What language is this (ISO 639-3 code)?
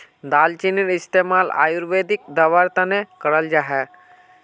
mag